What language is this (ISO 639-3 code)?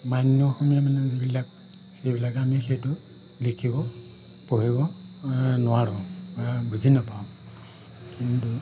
asm